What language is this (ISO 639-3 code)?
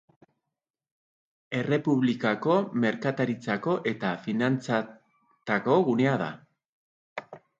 eus